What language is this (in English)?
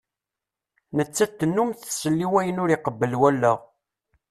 Kabyle